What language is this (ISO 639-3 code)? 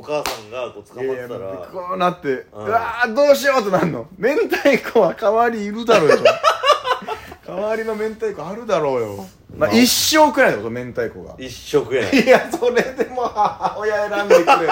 jpn